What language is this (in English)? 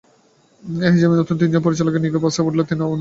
Bangla